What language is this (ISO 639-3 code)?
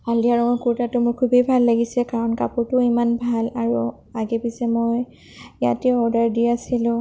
asm